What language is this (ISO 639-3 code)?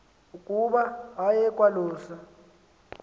xho